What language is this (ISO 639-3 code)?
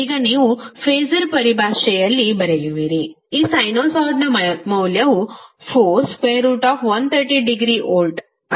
kan